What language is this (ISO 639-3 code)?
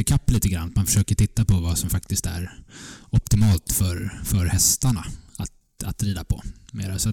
swe